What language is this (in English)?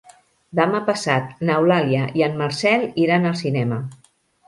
Catalan